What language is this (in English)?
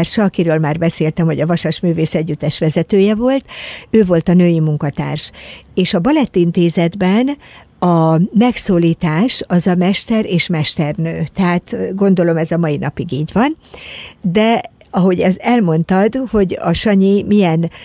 Hungarian